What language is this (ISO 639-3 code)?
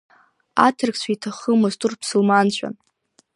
abk